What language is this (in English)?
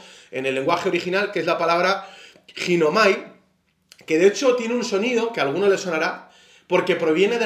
Spanish